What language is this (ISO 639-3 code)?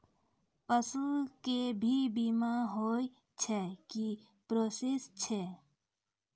mai